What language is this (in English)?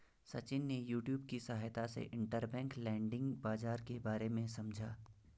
Hindi